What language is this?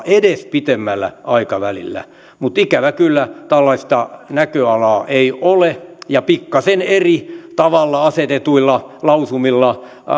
Finnish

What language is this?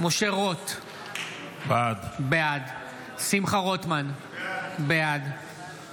Hebrew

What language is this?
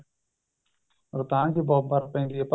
Punjabi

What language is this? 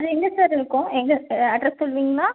Tamil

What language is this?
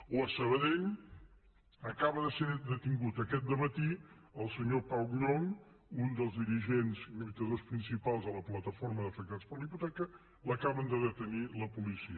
Catalan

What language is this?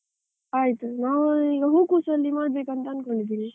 Kannada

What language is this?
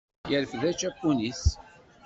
Kabyle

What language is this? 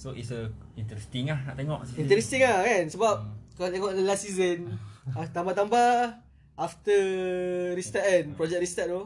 Malay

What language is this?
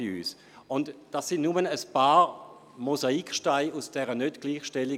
Swiss German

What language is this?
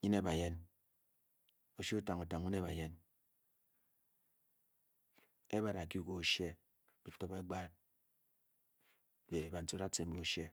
Bokyi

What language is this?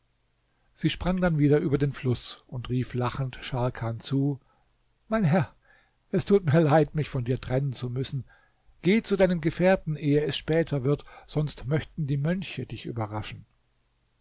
German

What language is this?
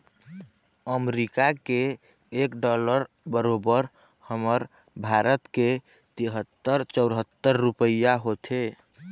Chhattisgarhi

